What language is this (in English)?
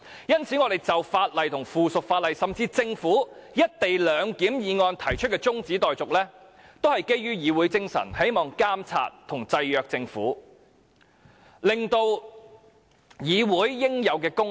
Cantonese